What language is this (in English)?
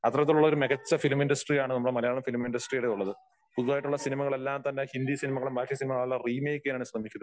Malayalam